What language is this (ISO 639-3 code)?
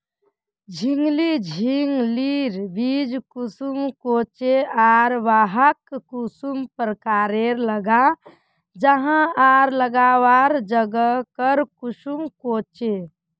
mag